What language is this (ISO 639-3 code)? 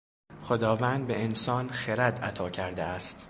fas